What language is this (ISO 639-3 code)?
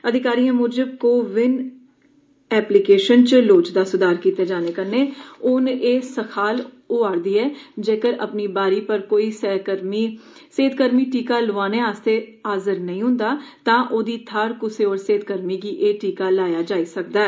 doi